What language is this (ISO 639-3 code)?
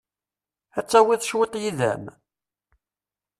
kab